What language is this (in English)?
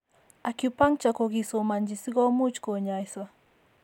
Kalenjin